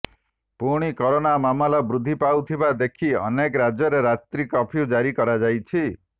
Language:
Odia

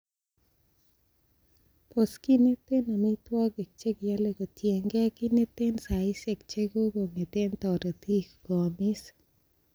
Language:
Kalenjin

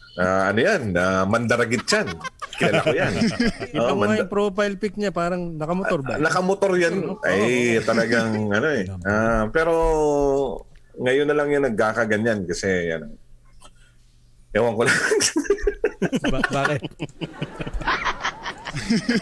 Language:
Filipino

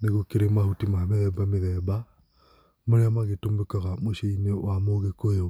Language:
Kikuyu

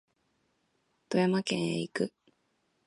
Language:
Japanese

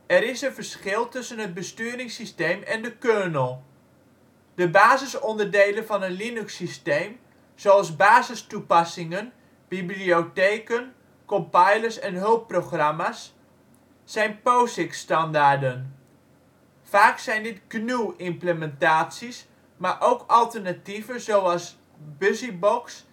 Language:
Dutch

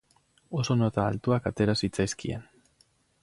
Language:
Basque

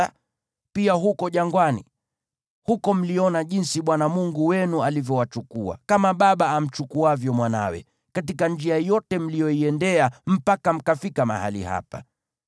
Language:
Swahili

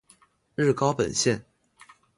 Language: Chinese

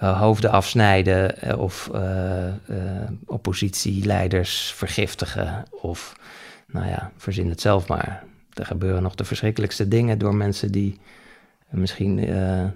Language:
Dutch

